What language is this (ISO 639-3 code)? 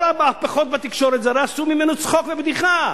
heb